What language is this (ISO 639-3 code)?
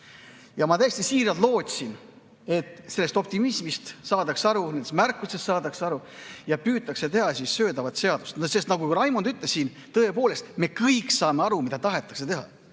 est